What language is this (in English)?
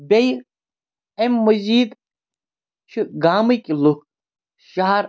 Kashmiri